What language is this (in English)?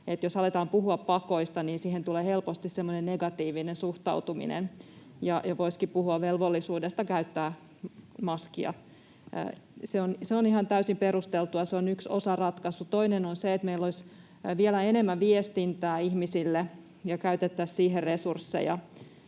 Finnish